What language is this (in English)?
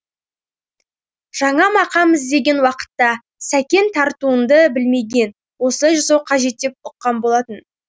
Kazakh